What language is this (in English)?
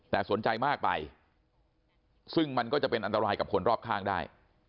Thai